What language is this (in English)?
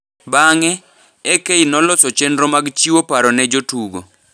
Luo (Kenya and Tanzania)